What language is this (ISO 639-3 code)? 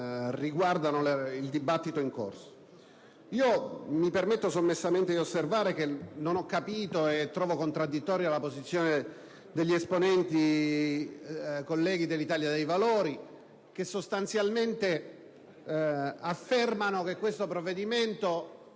ita